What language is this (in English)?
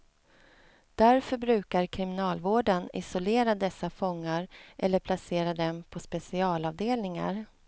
Swedish